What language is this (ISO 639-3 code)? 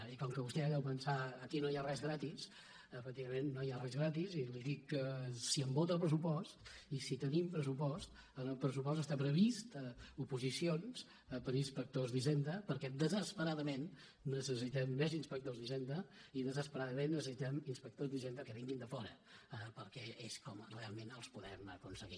cat